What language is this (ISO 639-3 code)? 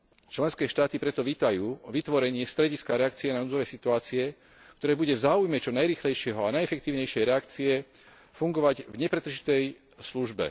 slk